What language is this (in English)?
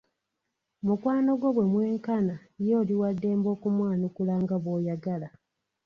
Ganda